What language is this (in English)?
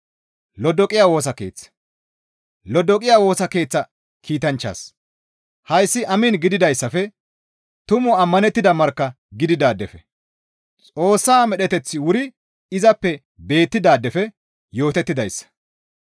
Gamo